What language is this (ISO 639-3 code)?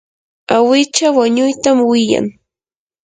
qur